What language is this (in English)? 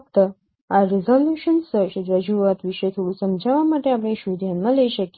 Gujarati